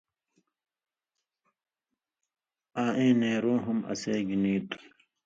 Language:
Indus Kohistani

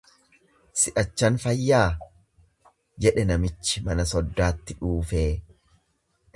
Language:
Oromo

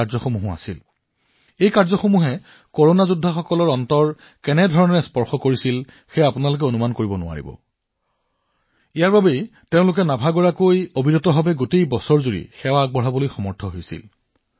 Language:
Assamese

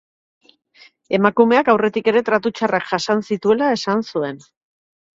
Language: Basque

